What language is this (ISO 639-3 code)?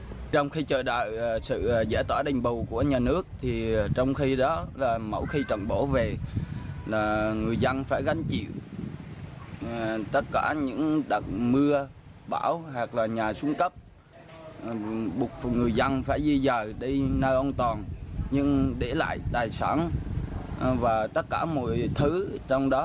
vie